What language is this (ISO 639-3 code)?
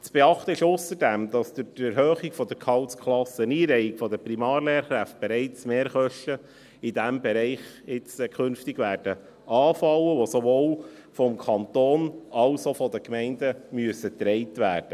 gsw